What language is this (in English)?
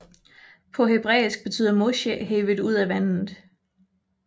Danish